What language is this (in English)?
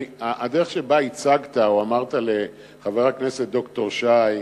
Hebrew